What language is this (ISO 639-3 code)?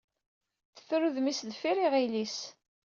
kab